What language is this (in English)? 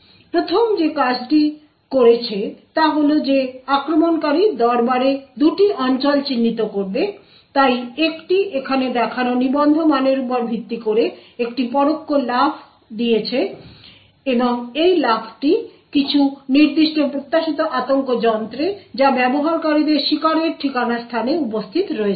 Bangla